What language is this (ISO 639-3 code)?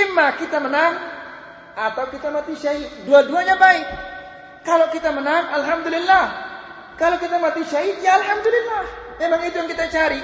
msa